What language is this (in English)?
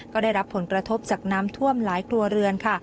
Thai